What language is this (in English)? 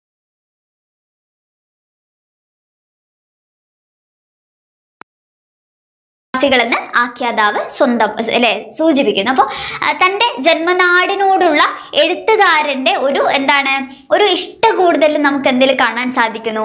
Malayalam